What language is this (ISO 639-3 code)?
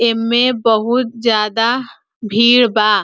bho